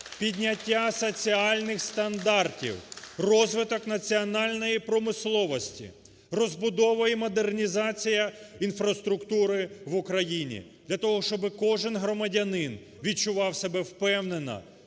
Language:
Ukrainian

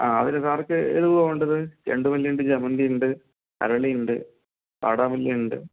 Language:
Malayalam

